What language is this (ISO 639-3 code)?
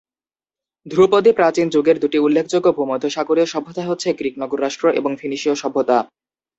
ben